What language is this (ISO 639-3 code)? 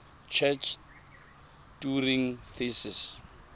tsn